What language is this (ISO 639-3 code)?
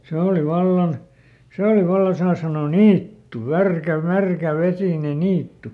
fin